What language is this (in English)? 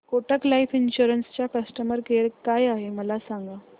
Marathi